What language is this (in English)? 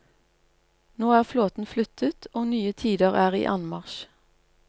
Norwegian